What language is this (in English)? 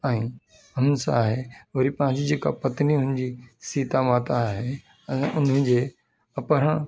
Sindhi